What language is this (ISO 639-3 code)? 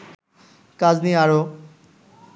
ben